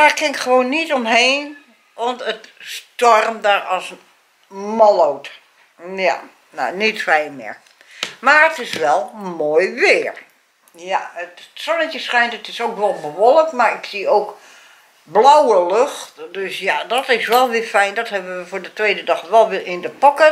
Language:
Dutch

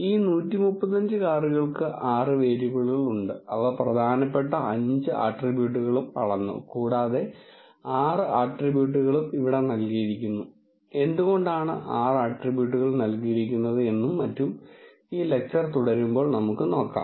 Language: Malayalam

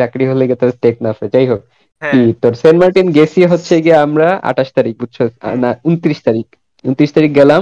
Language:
Bangla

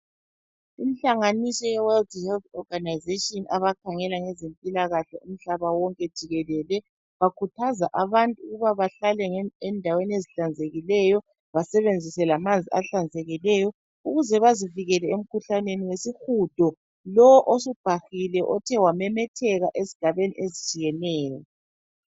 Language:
North Ndebele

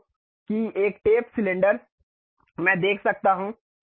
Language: Hindi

